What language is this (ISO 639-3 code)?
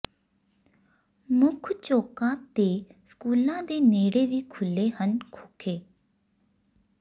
pan